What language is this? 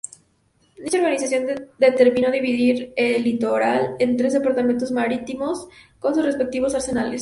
Spanish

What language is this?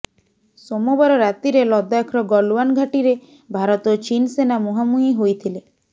Odia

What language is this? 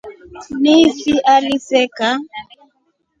Rombo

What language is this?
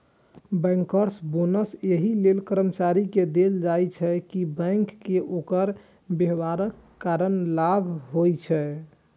Maithili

